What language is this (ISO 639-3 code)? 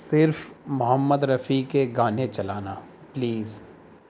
urd